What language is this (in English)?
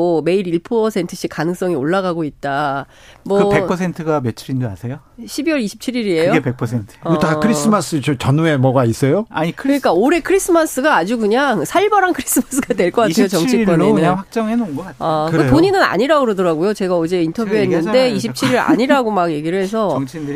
Korean